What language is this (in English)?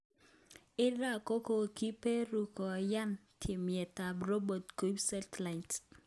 Kalenjin